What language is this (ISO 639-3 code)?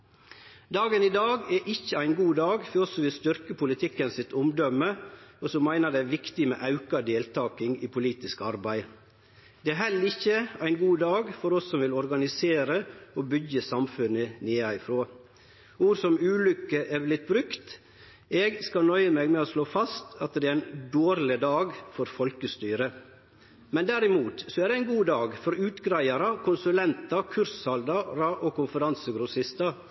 nno